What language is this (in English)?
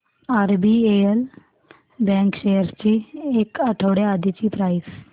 Marathi